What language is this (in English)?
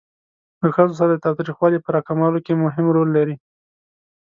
Pashto